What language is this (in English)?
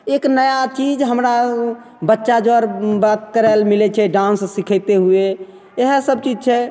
Maithili